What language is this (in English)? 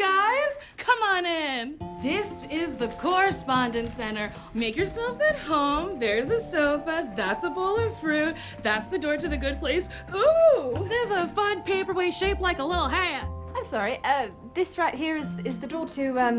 English